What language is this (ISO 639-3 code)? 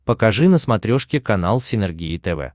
rus